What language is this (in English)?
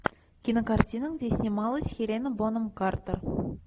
Russian